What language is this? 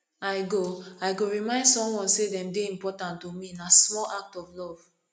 Nigerian Pidgin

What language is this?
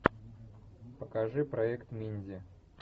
Russian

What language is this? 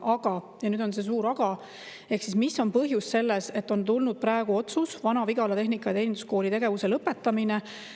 Estonian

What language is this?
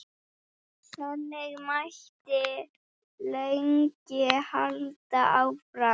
Icelandic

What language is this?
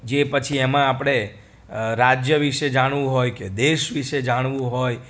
Gujarati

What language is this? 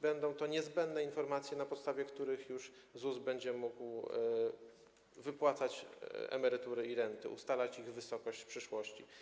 Polish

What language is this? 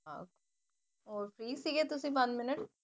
Punjabi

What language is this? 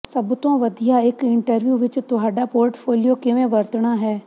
Punjabi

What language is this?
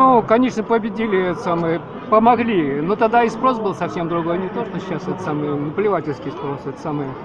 Russian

